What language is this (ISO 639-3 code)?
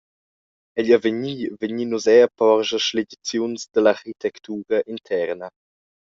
roh